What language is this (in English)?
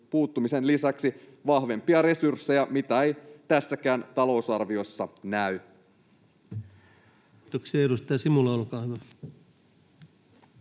Finnish